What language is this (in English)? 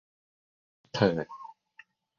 Thai